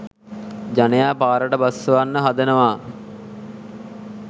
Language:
Sinhala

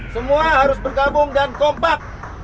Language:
Indonesian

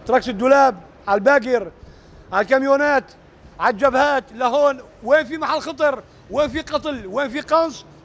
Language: Arabic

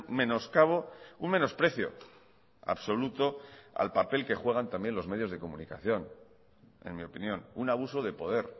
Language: Spanish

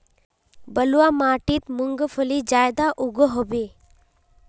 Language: Magahi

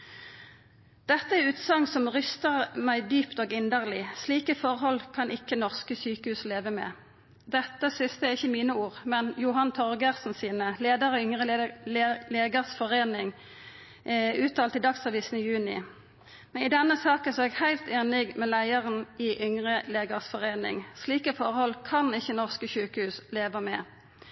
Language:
Norwegian Nynorsk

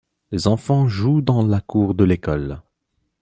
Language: French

